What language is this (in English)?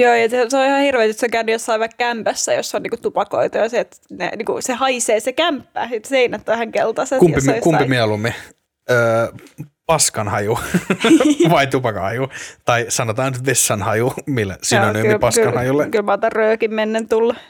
Finnish